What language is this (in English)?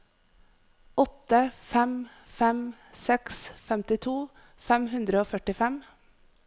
Norwegian